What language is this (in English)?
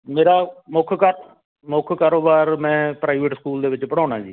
Punjabi